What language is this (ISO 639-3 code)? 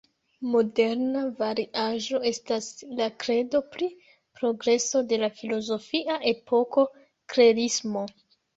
epo